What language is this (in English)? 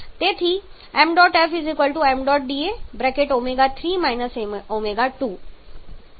Gujarati